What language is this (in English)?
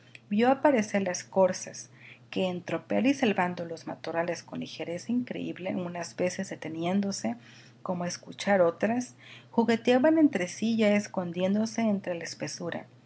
Spanish